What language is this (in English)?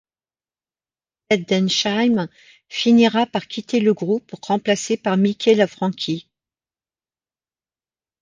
French